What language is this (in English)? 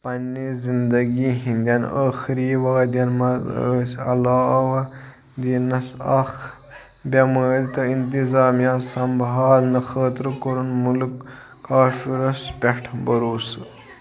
Kashmiri